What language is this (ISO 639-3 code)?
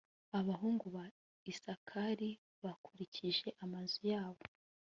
kin